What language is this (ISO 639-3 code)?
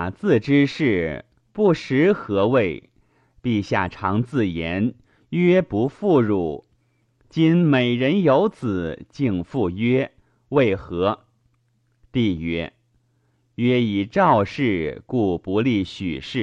zho